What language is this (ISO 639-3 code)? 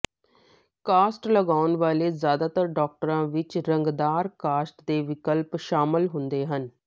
pan